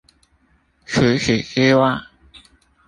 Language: Chinese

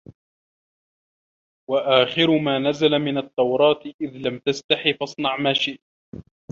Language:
Arabic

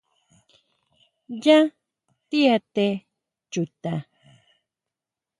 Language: Huautla Mazatec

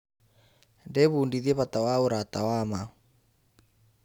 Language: Kikuyu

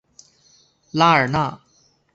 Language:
Chinese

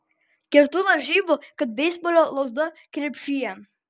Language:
Lithuanian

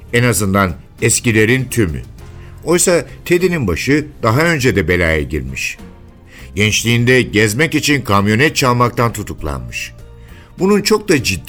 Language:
Turkish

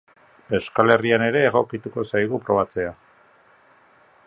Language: Basque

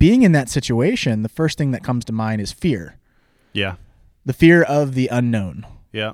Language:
English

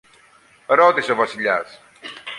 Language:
Greek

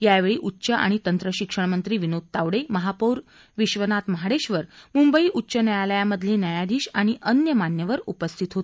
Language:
Marathi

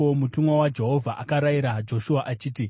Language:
Shona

